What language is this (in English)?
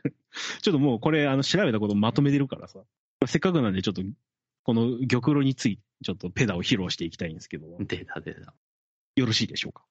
Japanese